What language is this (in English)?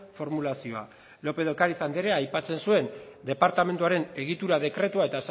Basque